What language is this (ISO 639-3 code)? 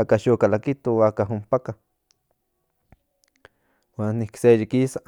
nhn